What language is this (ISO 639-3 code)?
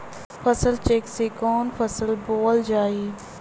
bho